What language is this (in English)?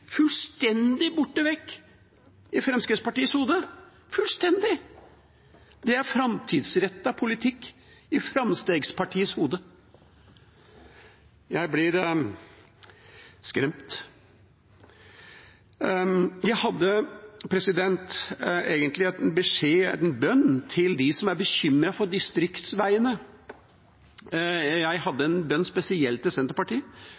Norwegian Bokmål